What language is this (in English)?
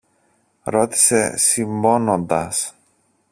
Greek